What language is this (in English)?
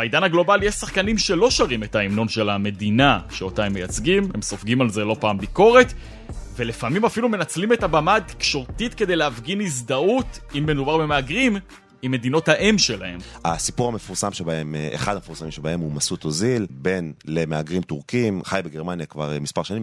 Hebrew